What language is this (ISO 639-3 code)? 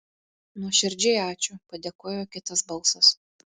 lit